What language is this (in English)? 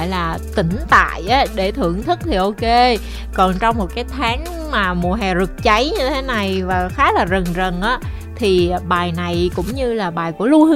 Vietnamese